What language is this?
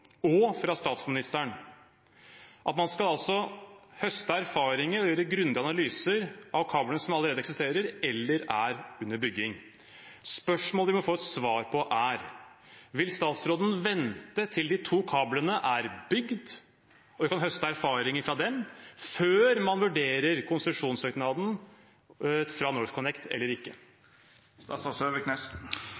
Norwegian Bokmål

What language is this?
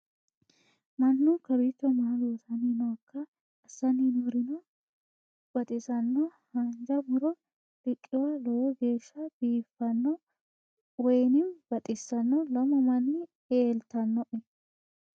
Sidamo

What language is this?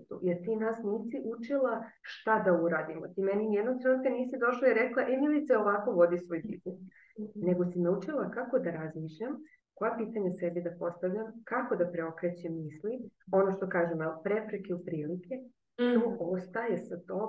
Croatian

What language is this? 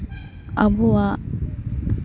Santali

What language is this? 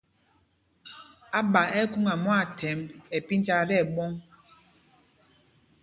Mpumpong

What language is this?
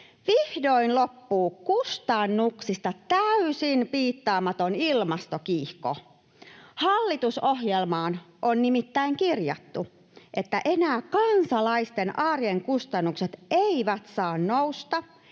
Finnish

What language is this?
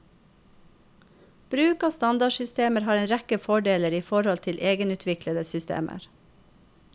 Norwegian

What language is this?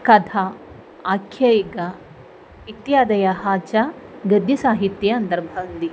Sanskrit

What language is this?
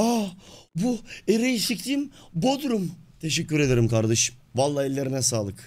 Turkish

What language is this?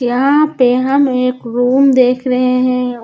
Hindi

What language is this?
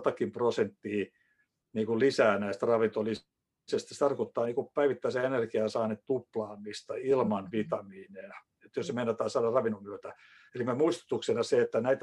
Finnish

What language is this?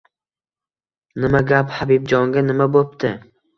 Uzbek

